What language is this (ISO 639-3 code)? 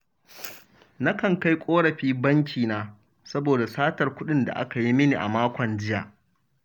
hau